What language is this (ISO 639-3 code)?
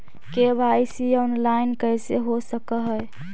mag